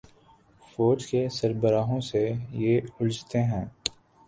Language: Urdu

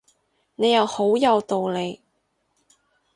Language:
Cantonese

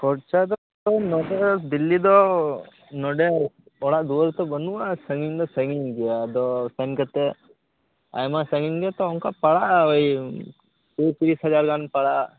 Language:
Santali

